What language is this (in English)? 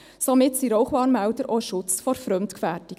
Swiss German